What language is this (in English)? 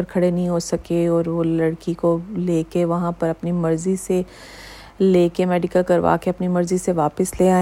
Urdu